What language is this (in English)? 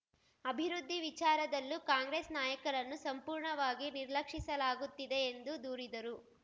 Kannada